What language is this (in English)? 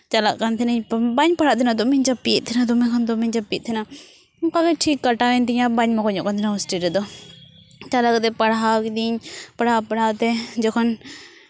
Santali